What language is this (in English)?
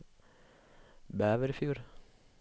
Norwegian